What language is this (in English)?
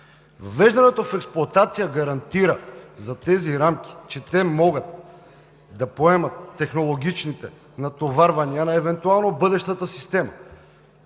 Bulgarian